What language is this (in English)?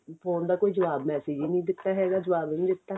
Punjabi